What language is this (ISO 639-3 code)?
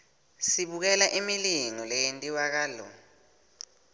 ssw